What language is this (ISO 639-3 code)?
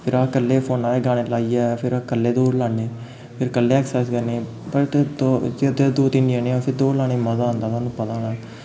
doi